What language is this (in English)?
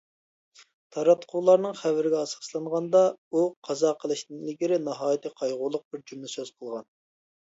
Uyghur